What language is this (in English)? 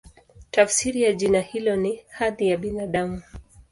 Swahili